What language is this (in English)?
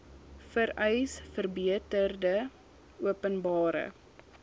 Afrikaans